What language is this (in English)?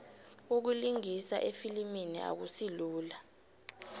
South Ndebele